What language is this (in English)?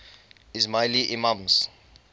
English